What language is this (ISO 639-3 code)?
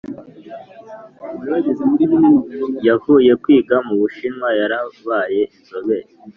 kin